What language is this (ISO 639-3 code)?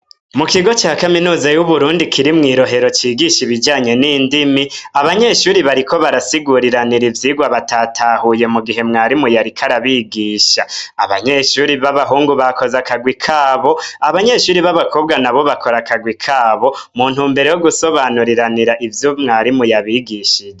run